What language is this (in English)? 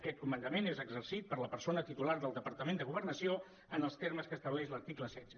Catalan